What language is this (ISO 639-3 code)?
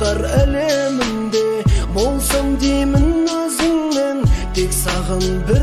tur